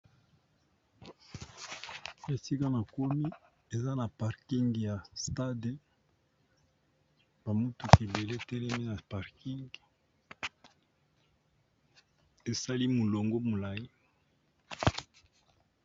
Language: Lingala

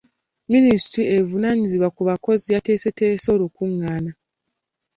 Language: Ganda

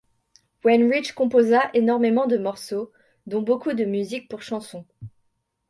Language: French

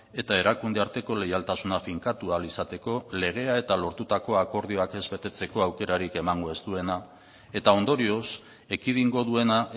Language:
Basque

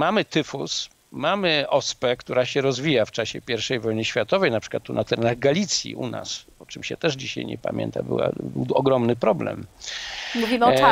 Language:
Polish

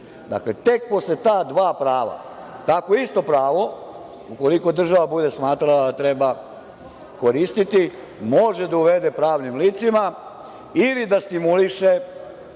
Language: Serbian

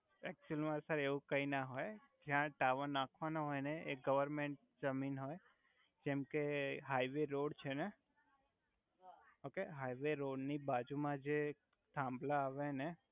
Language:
Gujarati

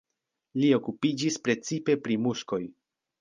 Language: Esperanto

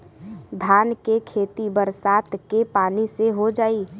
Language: Bhojpuri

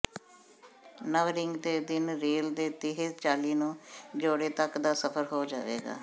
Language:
Punjabi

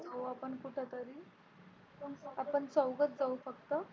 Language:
Marathi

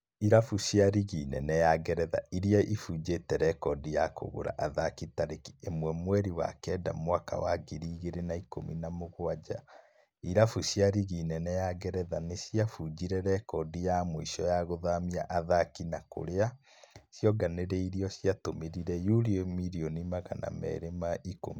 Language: Kikuyu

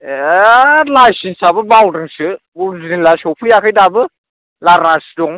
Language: Bodo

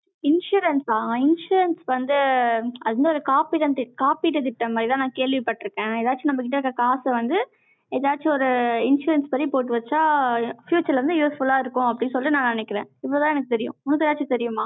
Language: Tamil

